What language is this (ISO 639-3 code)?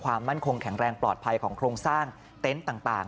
tha